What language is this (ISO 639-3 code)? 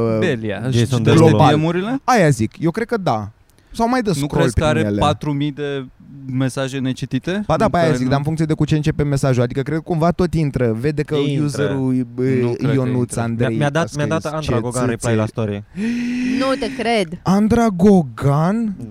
ron